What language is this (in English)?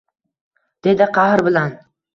Uzbek